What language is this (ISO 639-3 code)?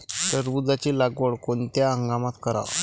mar